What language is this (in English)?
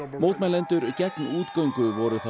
Icelandic